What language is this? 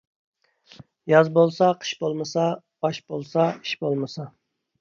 Uyghur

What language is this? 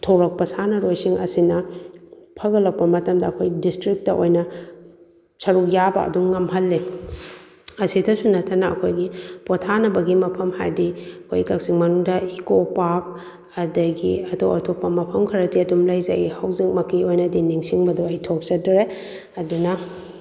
Manipuri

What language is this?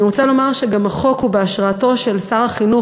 Hebrew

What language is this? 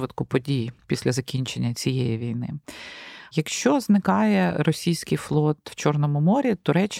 Ukrainian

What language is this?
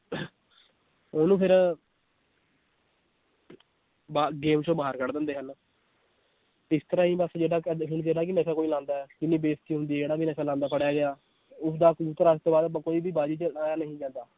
Punjabi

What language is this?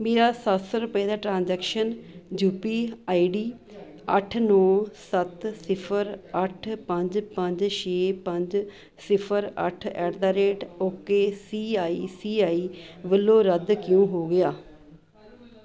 Punjabi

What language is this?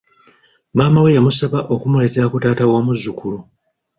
Ganda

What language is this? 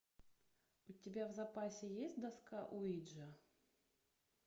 Russian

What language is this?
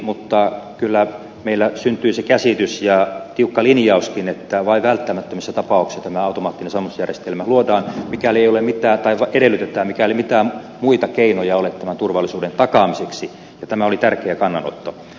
Finnish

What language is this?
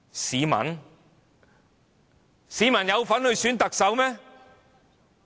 Cantonese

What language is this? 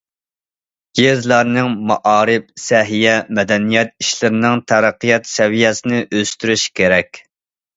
Uyghur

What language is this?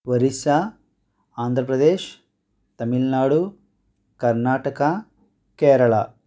Telugu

